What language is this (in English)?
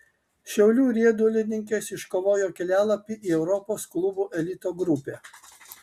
Lithuanian